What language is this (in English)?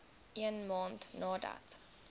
Afrikaans